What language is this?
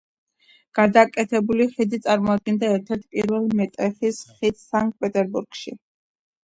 Georgian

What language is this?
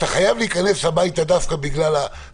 Hebrew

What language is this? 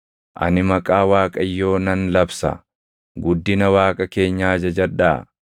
Oromo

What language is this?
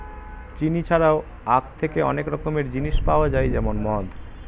Bangla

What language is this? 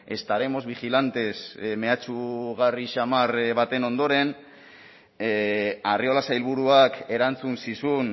Basque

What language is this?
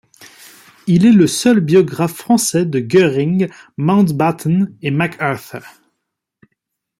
French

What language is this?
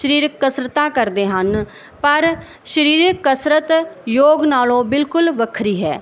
Punjabi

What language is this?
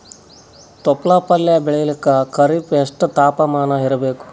Kannada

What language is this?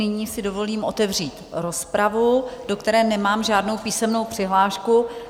Czech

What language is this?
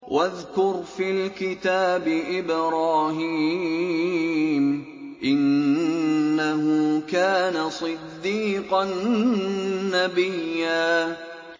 Arabic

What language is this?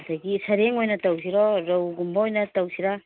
Manipuri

